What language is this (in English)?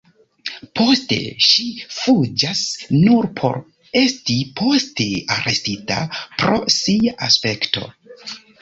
Esperanto